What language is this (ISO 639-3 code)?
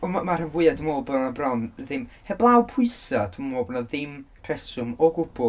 cym